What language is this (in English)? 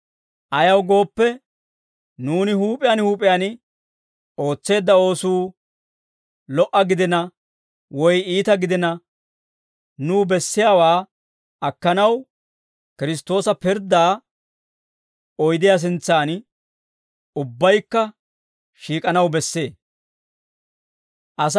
Dawro